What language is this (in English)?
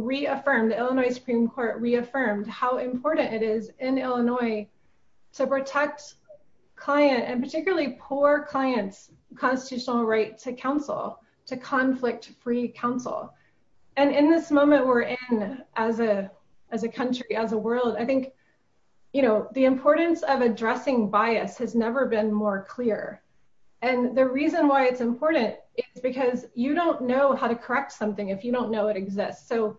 English